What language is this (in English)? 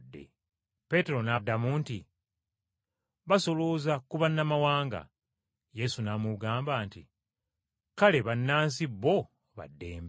Ganda